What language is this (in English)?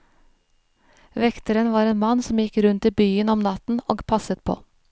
Norwegian